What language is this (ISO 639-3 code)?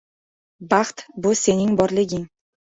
uzb